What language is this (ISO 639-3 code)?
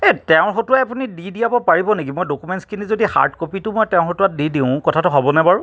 asm